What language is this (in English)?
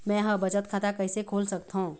Chhattisgarhi